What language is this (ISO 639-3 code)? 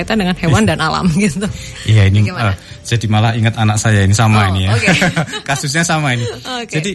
ind